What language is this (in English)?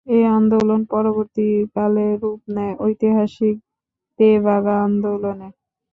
Bangla